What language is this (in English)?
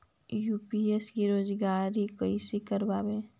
Magahi